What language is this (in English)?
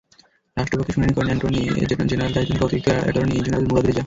Bangla